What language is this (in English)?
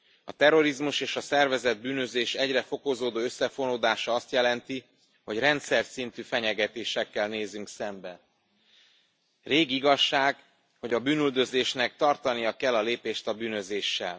Hungarian